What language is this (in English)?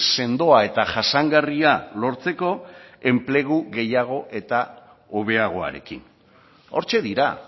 Basque